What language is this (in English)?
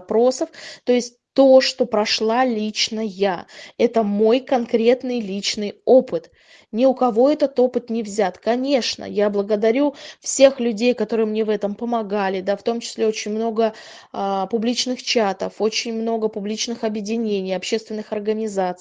Russian